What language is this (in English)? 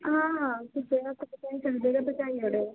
Dogri